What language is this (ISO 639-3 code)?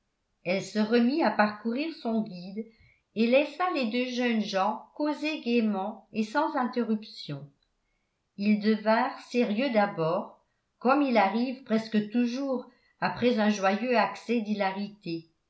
fra